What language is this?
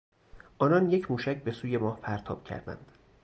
Persian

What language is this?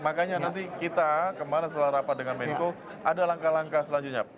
Indonesian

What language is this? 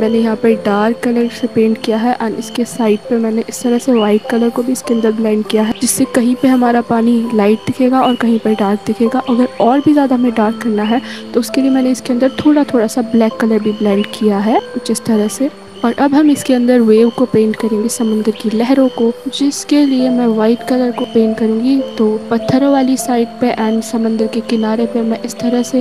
Hindi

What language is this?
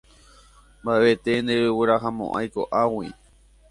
Guarani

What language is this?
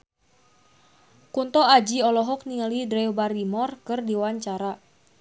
Sundanese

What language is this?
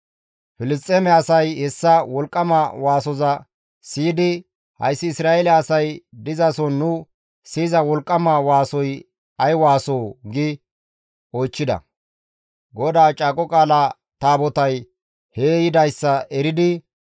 Gamo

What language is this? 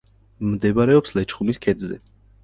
Georgian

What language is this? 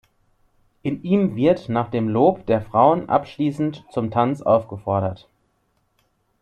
German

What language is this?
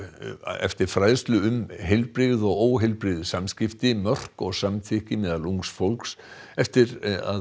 Icelandic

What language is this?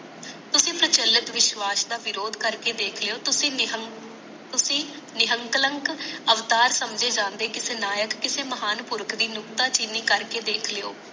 Punjabi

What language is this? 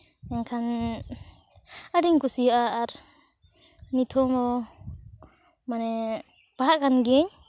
Santali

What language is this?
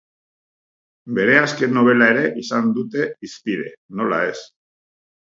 Basque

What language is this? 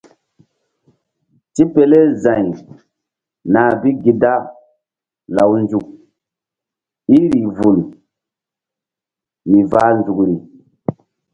Mbum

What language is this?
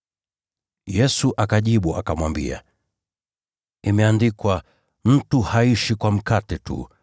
Swahili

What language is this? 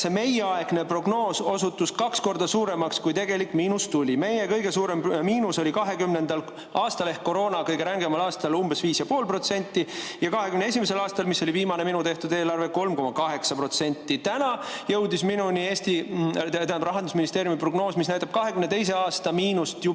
Estonian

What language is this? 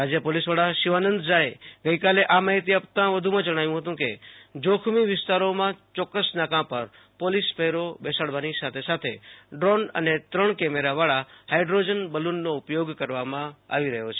Gujarati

